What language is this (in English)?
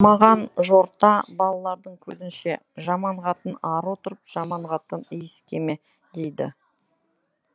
Kazakh